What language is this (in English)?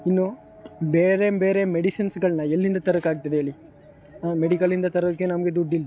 Kannada